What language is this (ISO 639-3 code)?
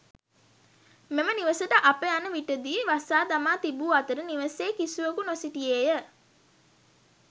sin